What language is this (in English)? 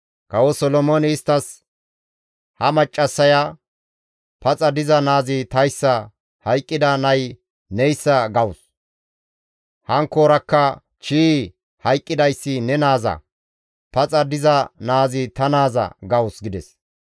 Gamo